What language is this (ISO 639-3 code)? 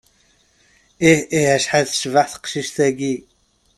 kab